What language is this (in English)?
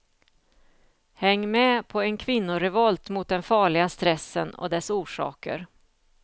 Swedish